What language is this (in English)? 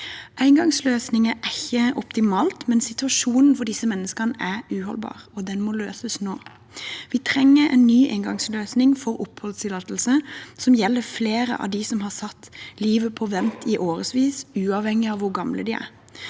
Norwegian